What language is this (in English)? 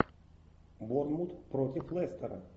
Russian